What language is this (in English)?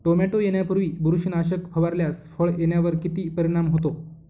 Marathi